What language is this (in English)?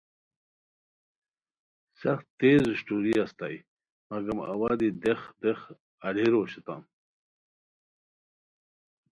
Khowar